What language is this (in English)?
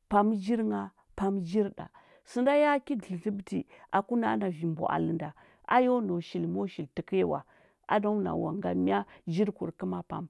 Huba